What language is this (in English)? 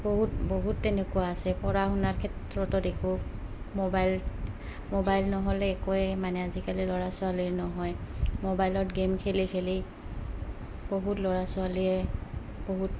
Assamese